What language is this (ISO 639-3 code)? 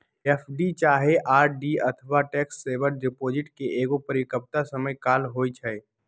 mag